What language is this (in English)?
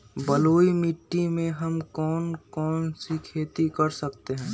Magahi